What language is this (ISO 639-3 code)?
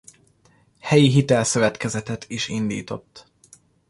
hun